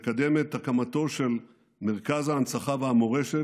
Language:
Hebrew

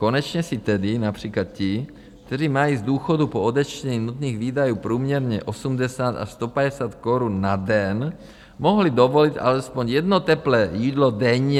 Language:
Czech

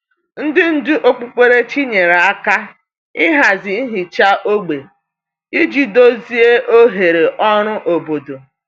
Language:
Igbo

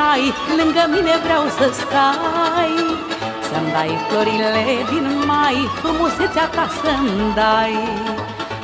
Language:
Romanian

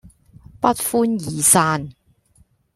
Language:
Cantonese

